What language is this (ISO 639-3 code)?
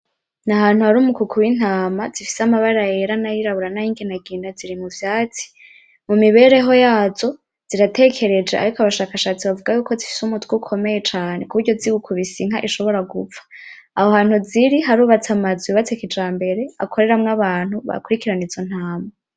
run